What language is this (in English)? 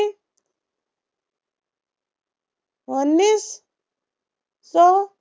Marathi